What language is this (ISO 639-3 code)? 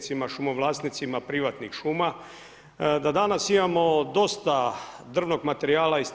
hrv